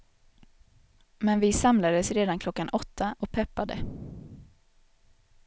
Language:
Swedish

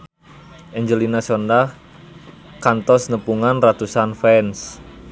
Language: Sundanese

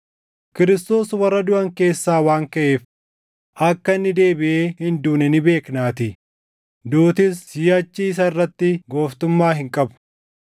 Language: Oromo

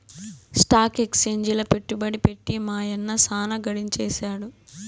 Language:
Telugu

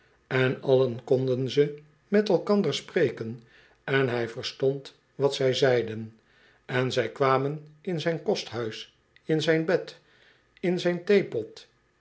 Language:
Dutch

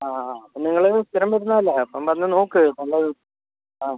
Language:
Malayalam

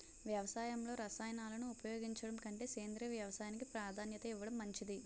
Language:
Telugu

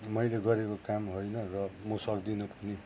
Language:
Nepali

